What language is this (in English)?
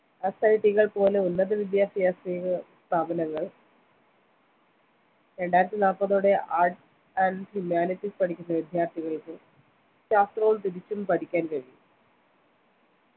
Malayalam